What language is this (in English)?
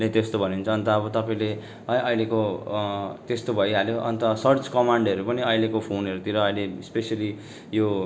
Nepali